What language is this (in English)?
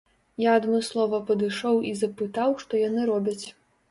Belarusian